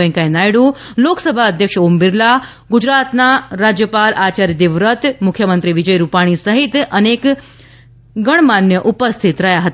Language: Gujarati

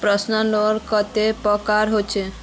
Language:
Magahi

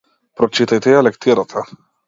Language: Macedonian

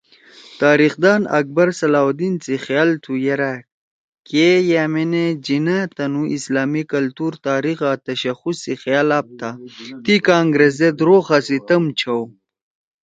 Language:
Torwali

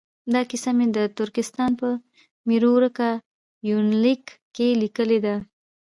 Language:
Pashto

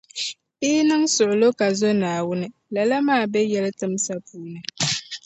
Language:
Dagbani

